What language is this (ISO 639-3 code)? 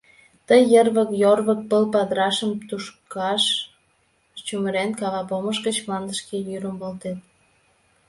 chm